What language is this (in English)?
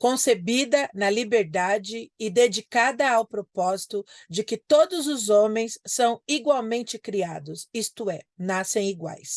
Portuguese